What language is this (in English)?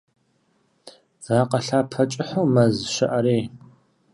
Kabardian